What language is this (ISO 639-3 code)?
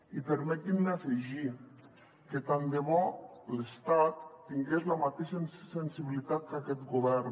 cat